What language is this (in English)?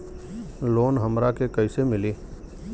Bhojpuri